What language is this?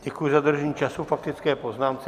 Czech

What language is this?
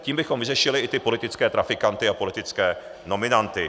Czech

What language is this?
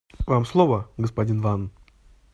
Russian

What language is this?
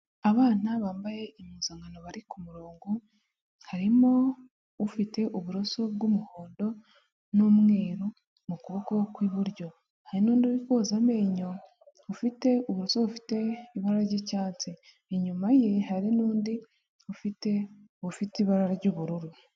Kinyarwanda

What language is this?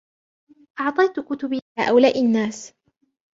Arabic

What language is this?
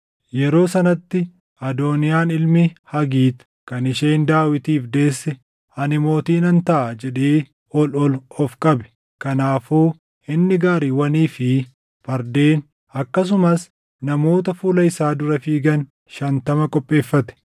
Oromo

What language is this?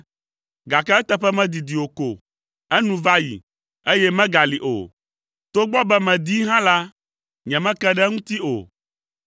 Ewe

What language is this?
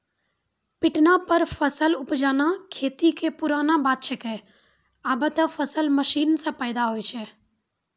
Maithili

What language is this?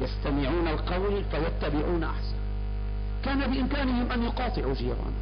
Arabic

